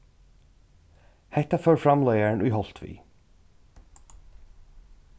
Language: Faroese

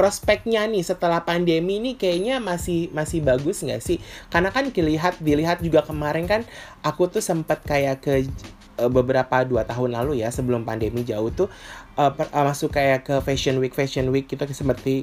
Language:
Indonesian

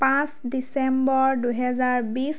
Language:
Assamese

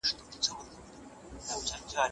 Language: Pashto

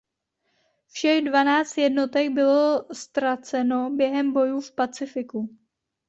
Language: Czech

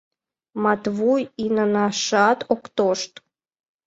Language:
Mari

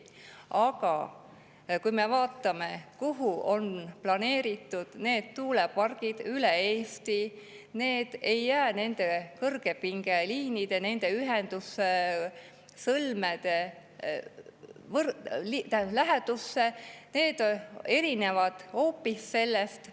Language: Estonian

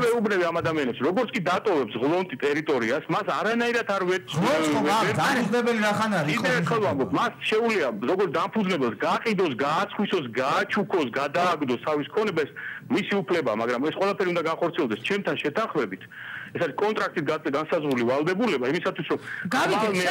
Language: Romanian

